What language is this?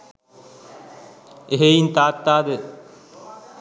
Sinhala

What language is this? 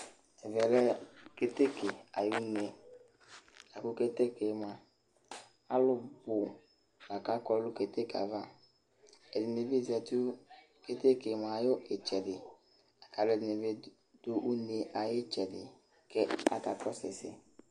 Ikposo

